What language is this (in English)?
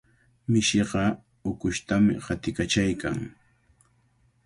Cajatambo North Lima Quechua